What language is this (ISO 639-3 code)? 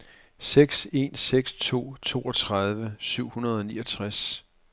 dan